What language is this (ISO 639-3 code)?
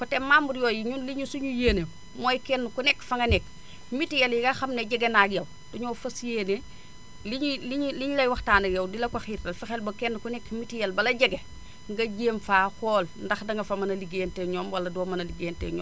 wol